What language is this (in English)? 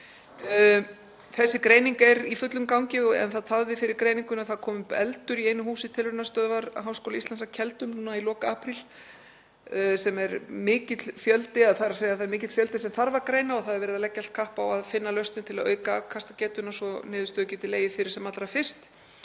Icelandic